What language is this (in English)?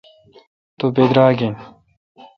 Kalkoti